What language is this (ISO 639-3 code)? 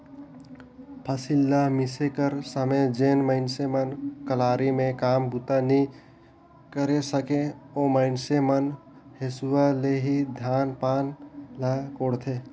hne